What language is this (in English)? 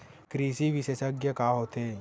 Chhattisgarhi